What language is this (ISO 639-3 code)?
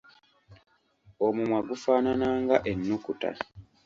lug